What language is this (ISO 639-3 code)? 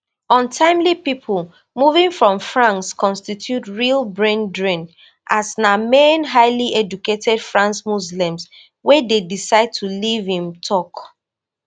pcm